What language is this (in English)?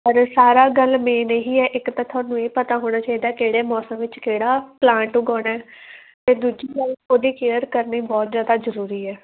Punjabi